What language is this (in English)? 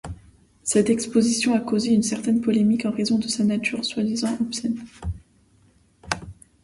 French